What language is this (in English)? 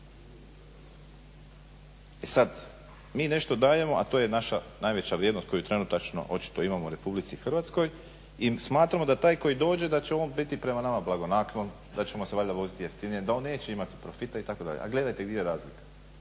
Croatian